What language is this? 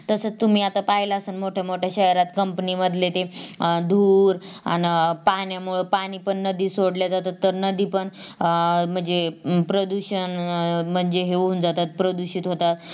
Marathi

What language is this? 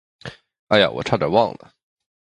Chinese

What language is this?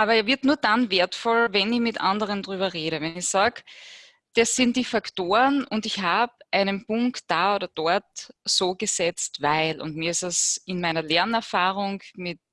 German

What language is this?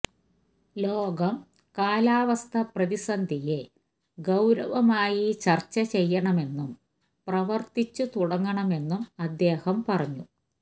Malayalam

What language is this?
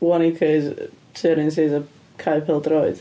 Welsh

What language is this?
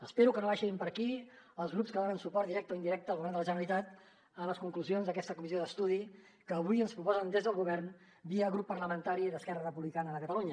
Catalan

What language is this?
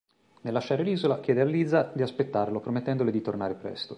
Italian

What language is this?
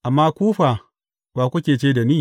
Hausa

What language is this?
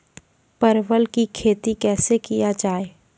Maithili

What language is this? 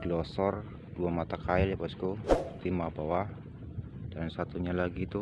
Indonesian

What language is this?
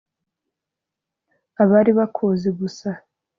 Kinyarwanda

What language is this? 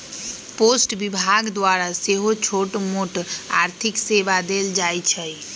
Magahi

